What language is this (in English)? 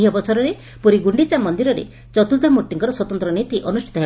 Odia